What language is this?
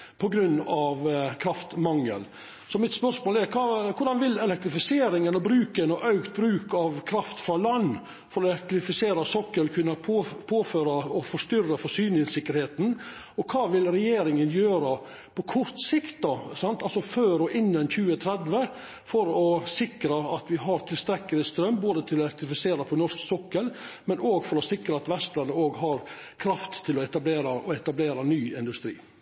Norwegian Nynorsk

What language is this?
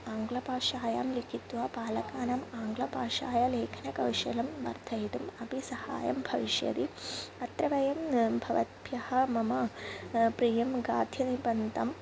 Sanskrit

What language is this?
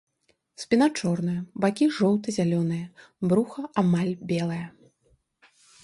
Belarusian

